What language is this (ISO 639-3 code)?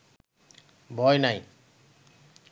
ben